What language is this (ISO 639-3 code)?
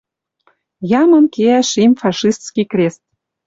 mrj